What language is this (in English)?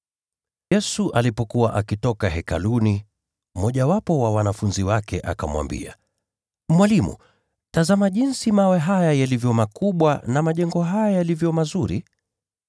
Swahili